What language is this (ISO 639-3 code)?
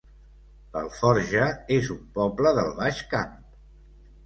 cat